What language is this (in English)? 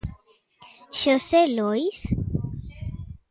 Galician